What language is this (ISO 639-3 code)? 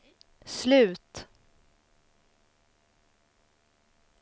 swe